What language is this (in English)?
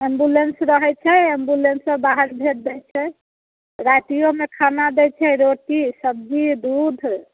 Maithili